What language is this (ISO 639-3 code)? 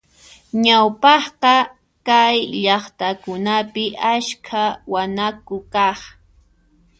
qxp